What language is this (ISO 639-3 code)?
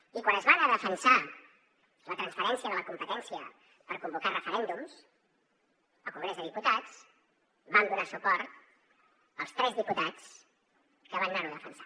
cat